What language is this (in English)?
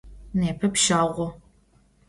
Adyghe